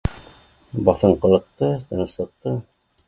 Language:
Bashkir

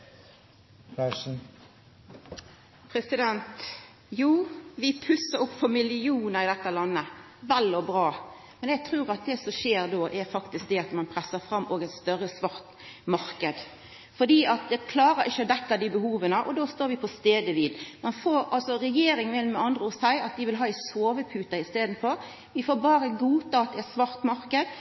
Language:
Norwegian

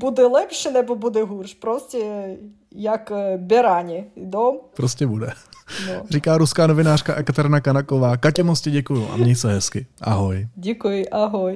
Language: Czech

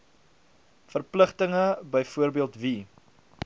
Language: Afrikaans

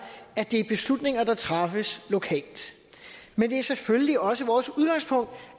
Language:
Danish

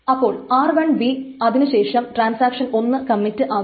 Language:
Malayalam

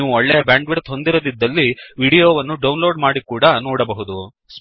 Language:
Kannada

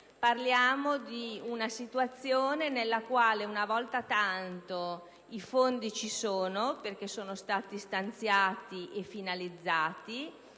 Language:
Italian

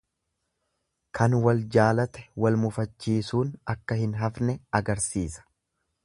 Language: Oromo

